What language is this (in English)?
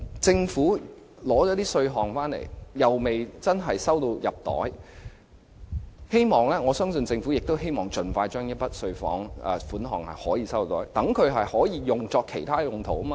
Cantonese